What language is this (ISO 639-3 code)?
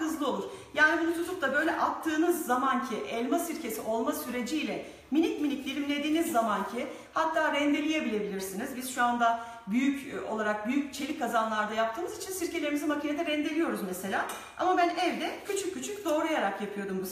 tur